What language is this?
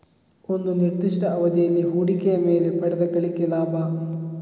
Kannada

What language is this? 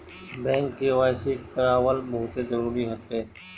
Bhojpuri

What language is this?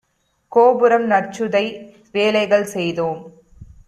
Tamil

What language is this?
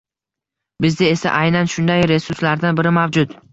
Uzbek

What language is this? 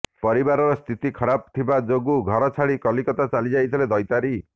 Odia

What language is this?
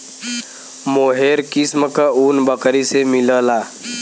Bhojpuri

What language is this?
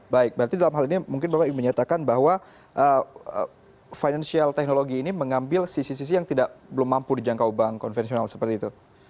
Indonesian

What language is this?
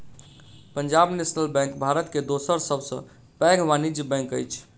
Maithili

